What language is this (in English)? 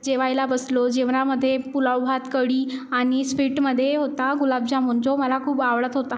Marathi